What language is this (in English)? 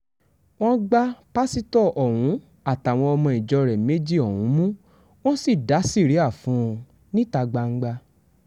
Yoruba